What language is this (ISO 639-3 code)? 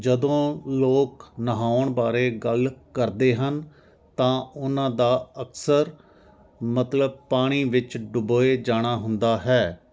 pan